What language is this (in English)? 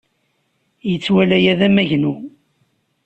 Kabyle